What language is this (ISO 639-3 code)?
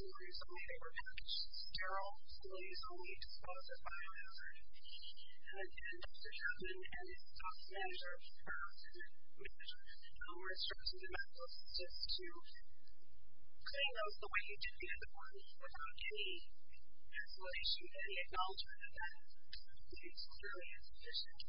eng